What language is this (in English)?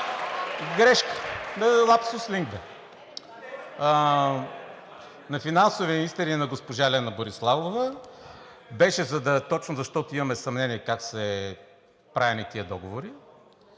Bulgarian